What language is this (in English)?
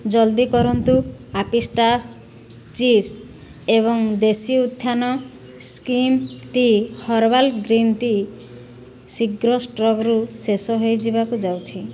Odia